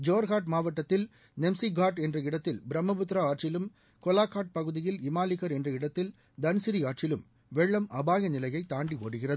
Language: Tamil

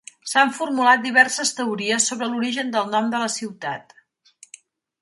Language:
Catalan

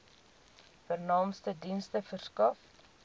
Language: Afrikaans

